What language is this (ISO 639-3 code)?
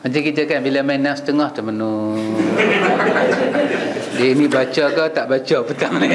msa